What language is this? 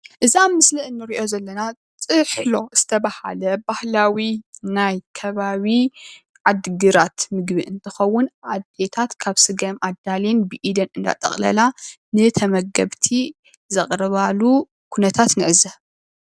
Tigrinya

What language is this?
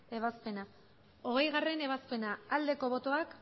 Basque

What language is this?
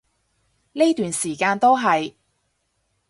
Cantonese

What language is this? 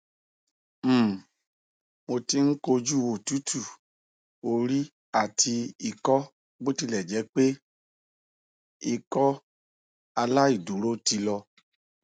Yoruba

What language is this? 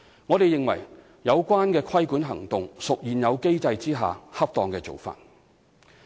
Cantonese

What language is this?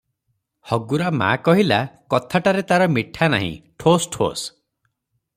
Odia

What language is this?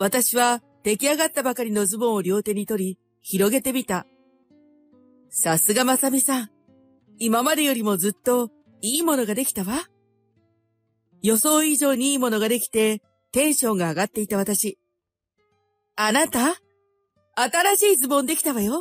Japanese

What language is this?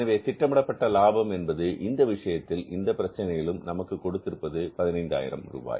Tamil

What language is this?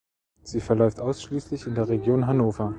German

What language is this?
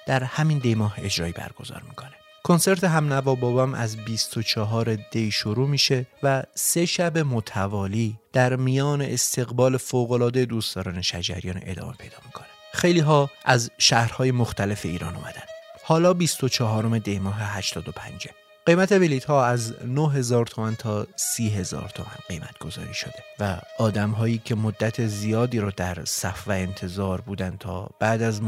Persian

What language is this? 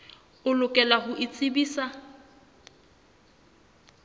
Southern Sotho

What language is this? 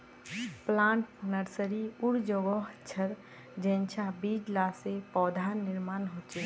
Magahi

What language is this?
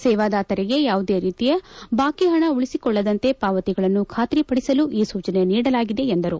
Kannada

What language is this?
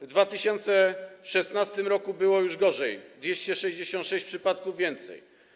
Polish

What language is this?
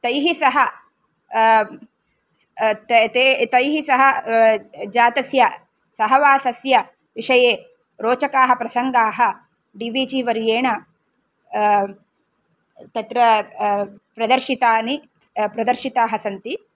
Sanskrit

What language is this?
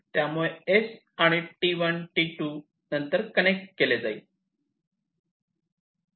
Marathi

